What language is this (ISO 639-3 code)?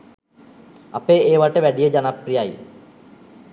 sin